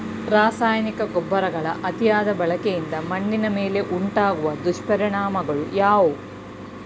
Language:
Kannada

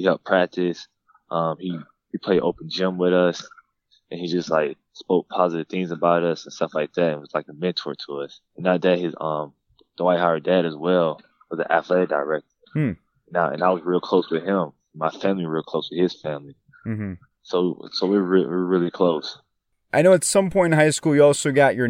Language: English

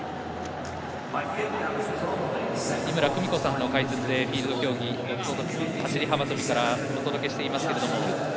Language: Japanese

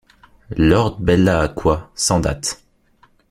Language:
French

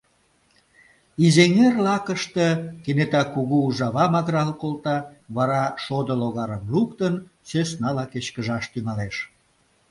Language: Mari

